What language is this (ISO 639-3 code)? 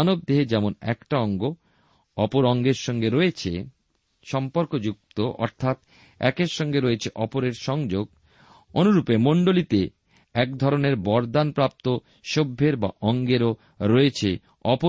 ben